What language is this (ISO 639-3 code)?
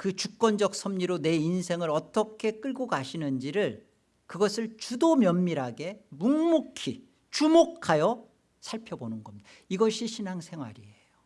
kor